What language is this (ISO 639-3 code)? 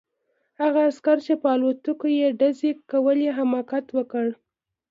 pus